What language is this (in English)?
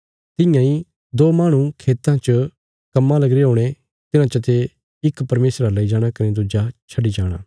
Bilaspuri